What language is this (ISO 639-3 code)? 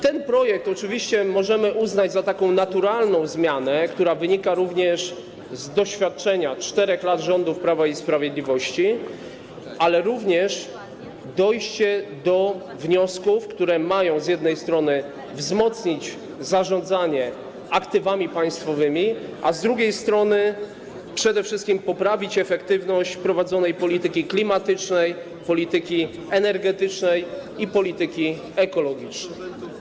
pol